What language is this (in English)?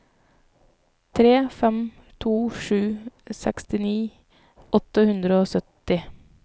Norwegian